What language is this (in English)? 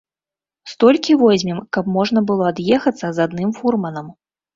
Belarusian